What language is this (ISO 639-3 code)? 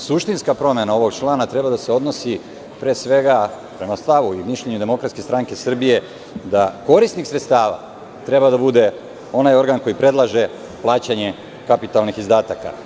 srp